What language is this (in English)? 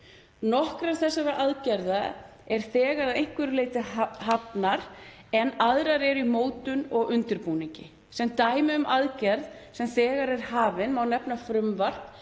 Icelandic